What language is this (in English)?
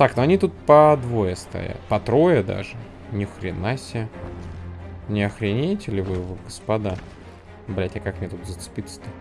Russian